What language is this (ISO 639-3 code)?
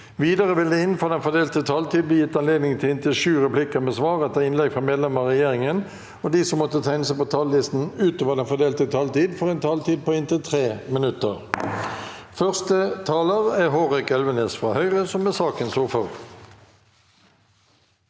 nor